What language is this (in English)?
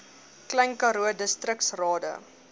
Afrikaans